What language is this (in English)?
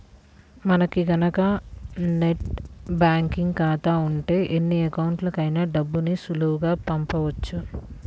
Telugu